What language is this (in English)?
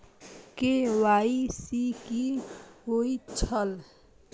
Maithili